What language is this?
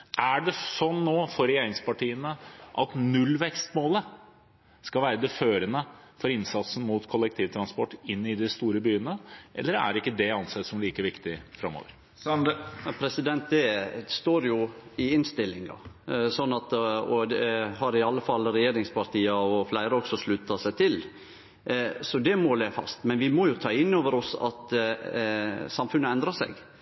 Norwegian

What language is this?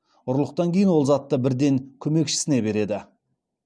Kazakh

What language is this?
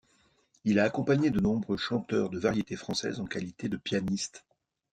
French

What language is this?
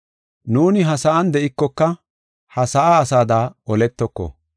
Gofa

